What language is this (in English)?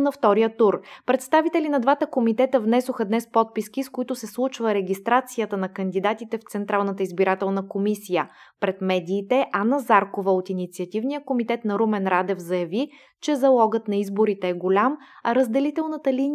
Bulgarian